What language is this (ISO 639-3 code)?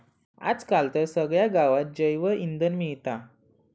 mar